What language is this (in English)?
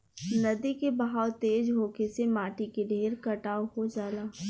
Bhojpuri